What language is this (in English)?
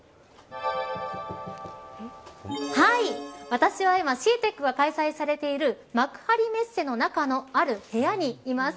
Japanese